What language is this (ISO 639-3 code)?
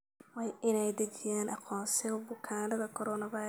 som